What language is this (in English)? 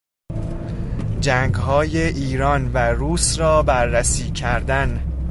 Persian